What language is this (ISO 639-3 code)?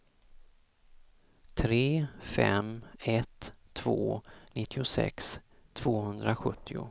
swe